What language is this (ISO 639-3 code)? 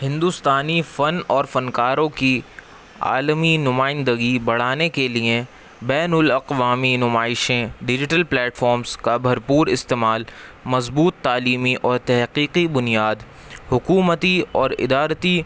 urd